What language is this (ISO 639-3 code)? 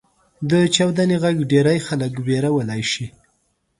pus